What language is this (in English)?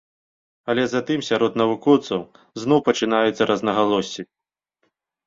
Belarusian